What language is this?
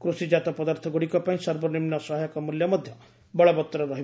Odia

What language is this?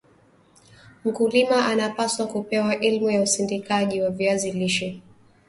Swahili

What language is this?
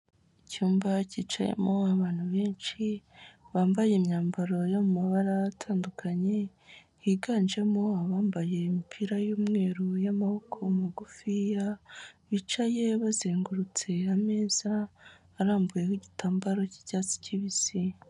Kinyarwanda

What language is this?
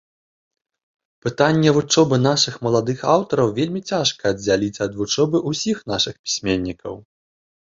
Belarusian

